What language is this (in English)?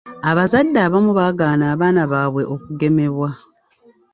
Ganda